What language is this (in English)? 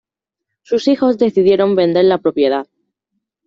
Spanish